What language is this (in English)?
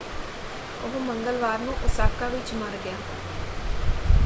Punjabi